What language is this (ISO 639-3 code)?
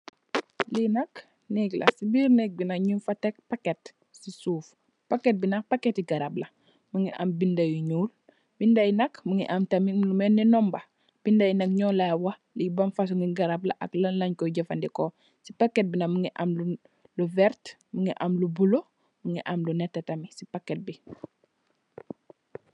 wol